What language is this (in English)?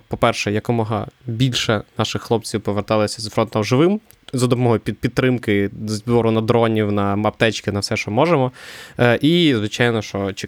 Ukrainian